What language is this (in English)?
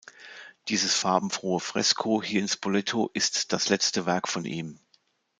German